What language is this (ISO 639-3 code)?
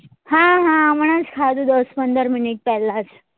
guj